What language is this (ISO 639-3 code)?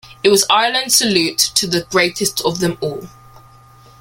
eng